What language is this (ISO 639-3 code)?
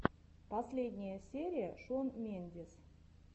rus